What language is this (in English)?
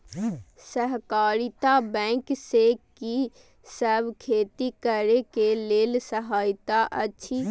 Maithili